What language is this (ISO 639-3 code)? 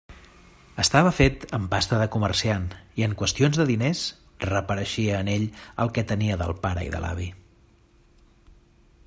cat